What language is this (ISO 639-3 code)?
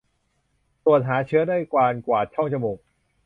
tha